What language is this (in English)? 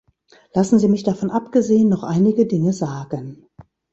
German